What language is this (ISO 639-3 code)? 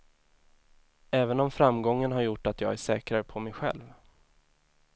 swe